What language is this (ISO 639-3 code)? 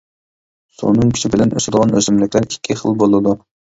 uig